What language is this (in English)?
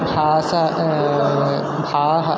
Sanskrit